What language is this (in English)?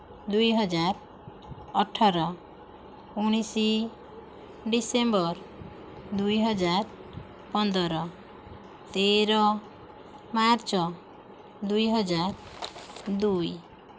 Odia